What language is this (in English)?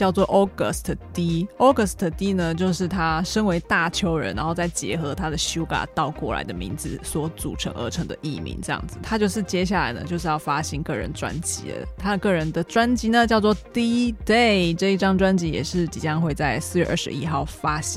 Chinese